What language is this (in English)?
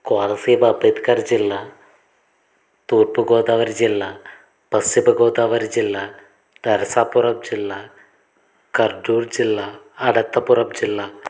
Telugu